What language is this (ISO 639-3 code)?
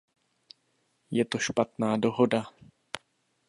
ces